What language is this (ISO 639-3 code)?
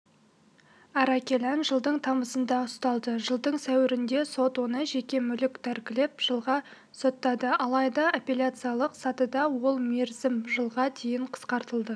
kaz